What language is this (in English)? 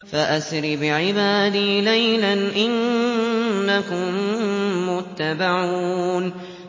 Arabic